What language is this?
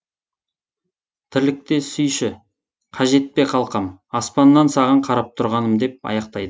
Kazakh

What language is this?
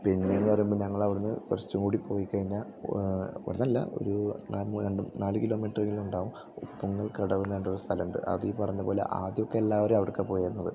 Malayalam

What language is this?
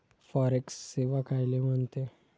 Marathi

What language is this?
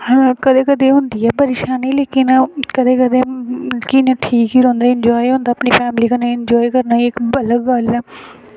Dogri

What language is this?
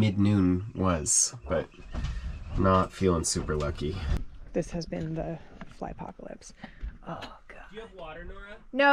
English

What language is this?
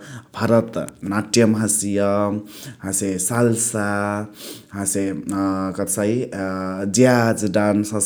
Chitwania Tharu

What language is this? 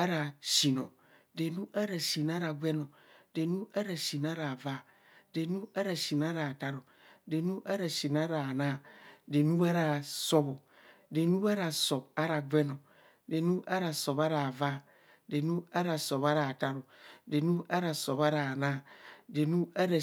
Kohumono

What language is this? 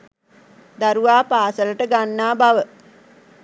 Sinhala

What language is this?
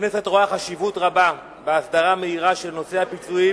Hebrew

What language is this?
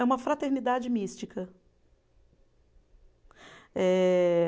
Portuguese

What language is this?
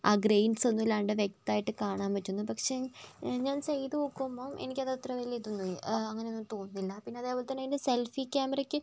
Malayalam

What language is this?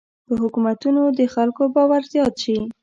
Pashto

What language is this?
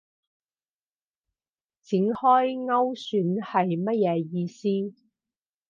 Cantonese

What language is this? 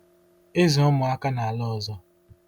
Igbo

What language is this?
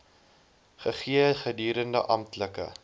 Afrikaans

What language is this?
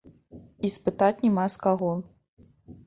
Belarusian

